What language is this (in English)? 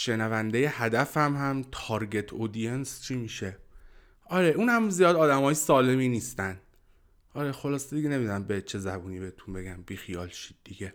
Persian